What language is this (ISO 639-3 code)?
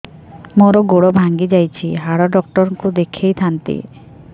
ori